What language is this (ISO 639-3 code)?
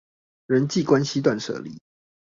zho